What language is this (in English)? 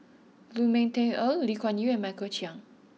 English